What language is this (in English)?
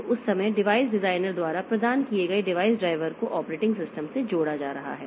Hindi